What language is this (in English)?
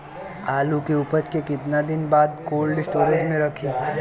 Bhojpuri